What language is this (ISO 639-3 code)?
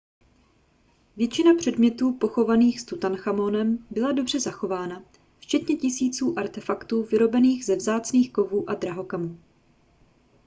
ces